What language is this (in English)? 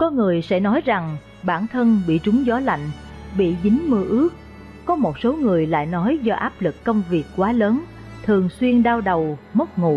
Vietnamese